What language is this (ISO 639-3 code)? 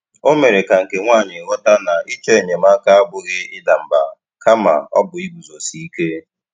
ibo